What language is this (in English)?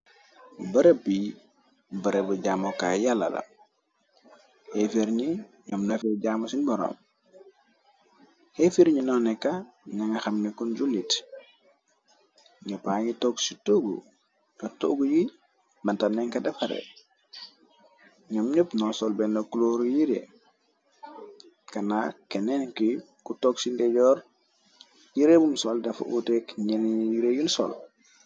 Wolof